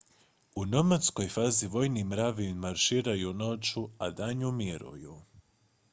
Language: Croatian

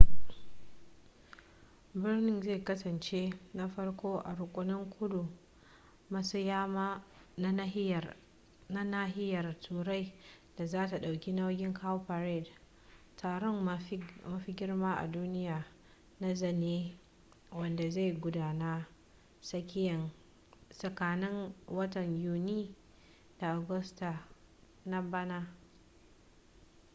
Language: Hausa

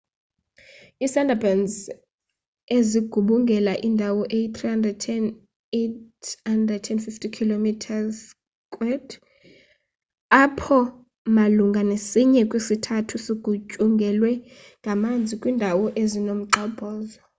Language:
Xhosa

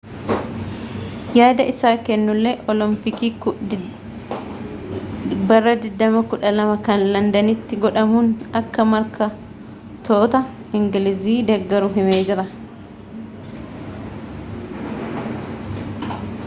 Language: Oromo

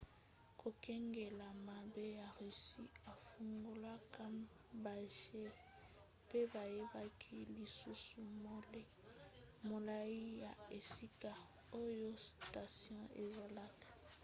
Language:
Lingala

